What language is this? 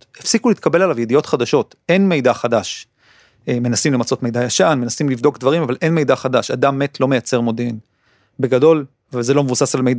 Hebrew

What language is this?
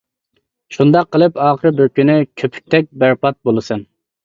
Uyghur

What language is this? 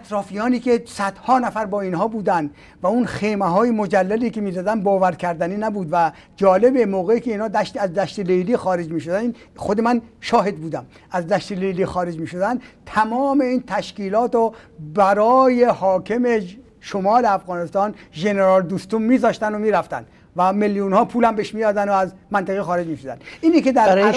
Persian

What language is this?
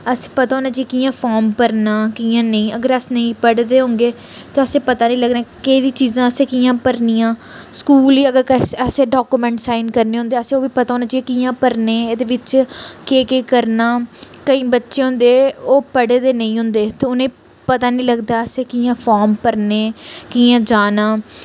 Dogri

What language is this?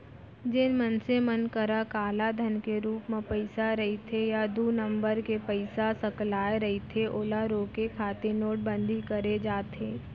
Chhattisgarhi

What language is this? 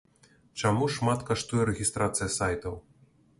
Belarusian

